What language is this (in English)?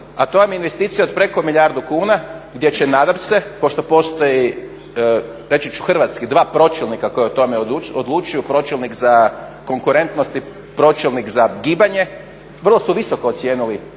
Croatian